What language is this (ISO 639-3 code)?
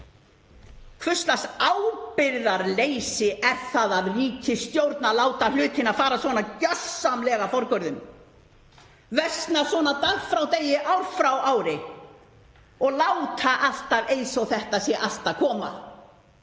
isl